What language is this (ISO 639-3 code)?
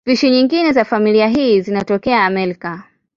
swa